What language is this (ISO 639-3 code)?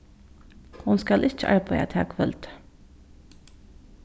fao